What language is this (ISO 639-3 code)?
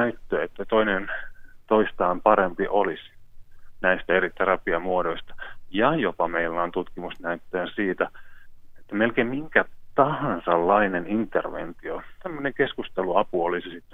fin